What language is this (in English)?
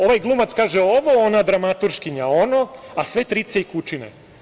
Serbian